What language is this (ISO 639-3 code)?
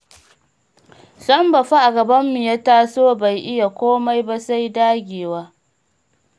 hau